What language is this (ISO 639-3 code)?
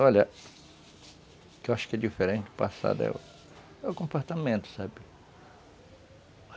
por